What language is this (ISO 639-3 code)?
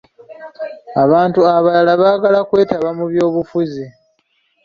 lug